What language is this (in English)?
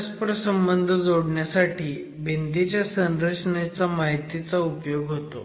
Marathi